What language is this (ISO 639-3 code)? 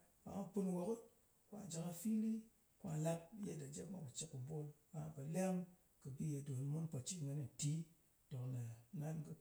anc